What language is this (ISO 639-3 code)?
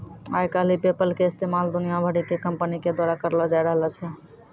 mai